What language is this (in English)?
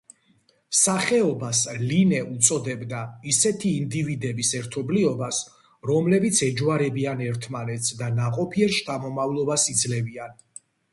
Georgian